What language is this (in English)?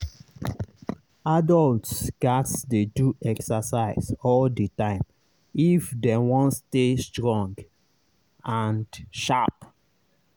Nigerian Pidgin